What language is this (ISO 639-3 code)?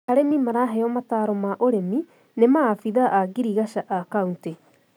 kik